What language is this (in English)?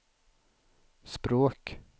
Swedish